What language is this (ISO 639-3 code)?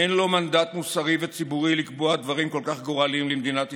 heb